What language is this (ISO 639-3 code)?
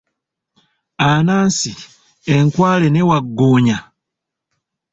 lug